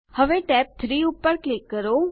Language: Gujarati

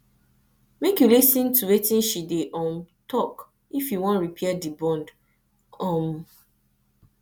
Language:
Nigerian Pidgin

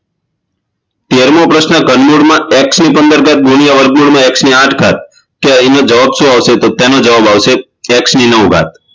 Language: Gujarati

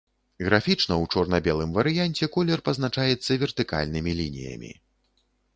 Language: Belarusian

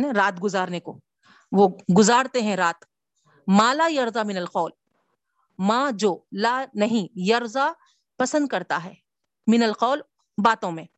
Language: Urdu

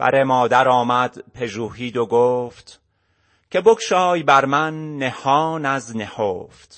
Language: Persian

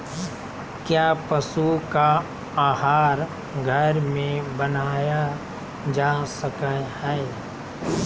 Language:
Magahi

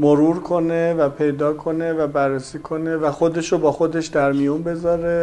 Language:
Persian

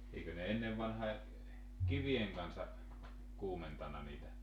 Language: Finnish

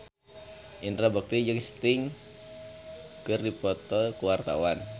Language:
Sundanese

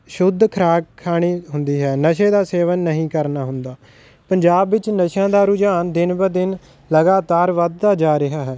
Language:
Punjabi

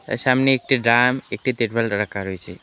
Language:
Bangla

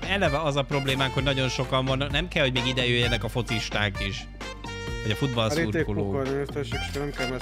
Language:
Hungarian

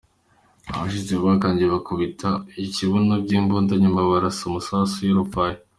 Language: Kinyarwanda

